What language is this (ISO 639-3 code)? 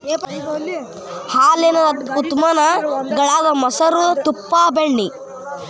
kan